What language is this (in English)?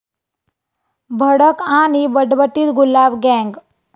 Marathi